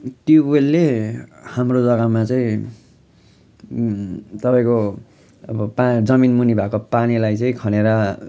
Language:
Nepali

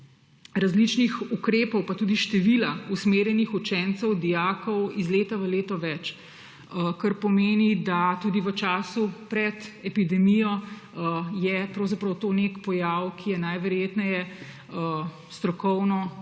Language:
Slovenian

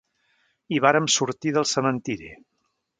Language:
Catalan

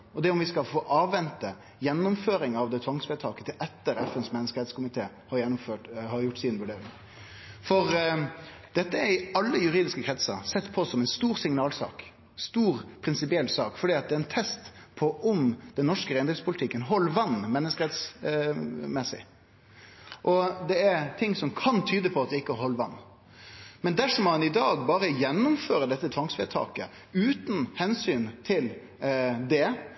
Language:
Norwegian Nynorsk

